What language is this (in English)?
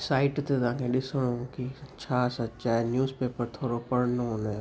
Sindhi